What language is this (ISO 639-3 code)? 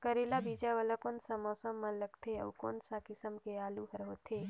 hne